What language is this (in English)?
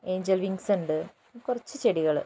Malayalam